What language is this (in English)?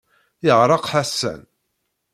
Kabyle